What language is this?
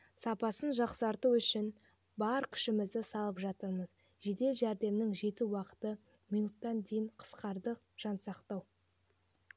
Kazakh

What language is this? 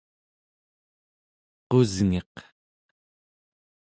Central Yupik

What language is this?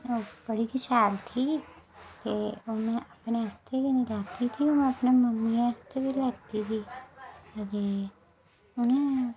Dogri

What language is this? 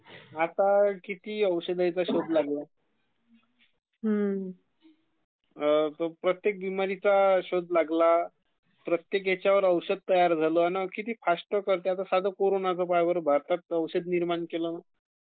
Marathi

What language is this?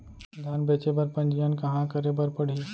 Chhattisgarhi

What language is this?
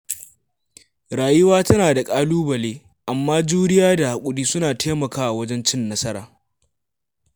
Hausa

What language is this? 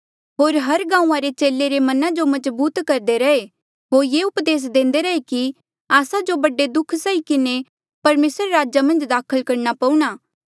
Mandeali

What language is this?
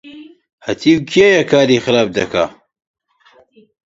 Central Kurdish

